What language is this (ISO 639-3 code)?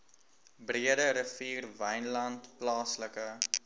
afr